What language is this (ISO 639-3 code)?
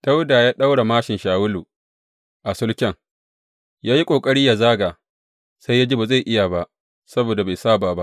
hau